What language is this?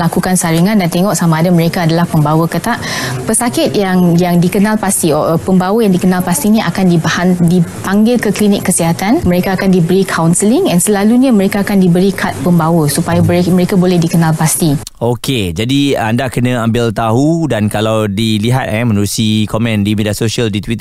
Malay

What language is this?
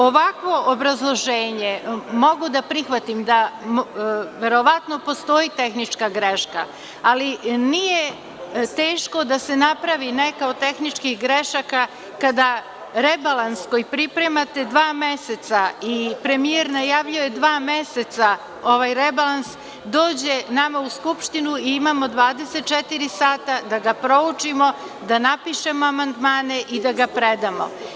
Serbian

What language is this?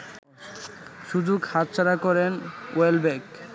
Bangla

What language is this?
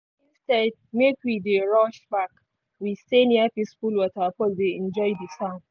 Nigerian Pidgin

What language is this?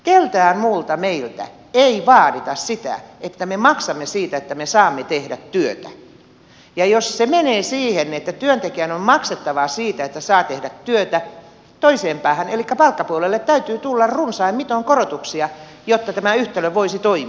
Finnish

